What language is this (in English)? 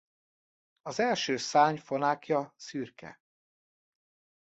Hungarian